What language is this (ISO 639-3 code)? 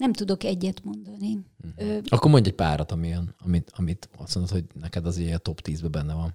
hun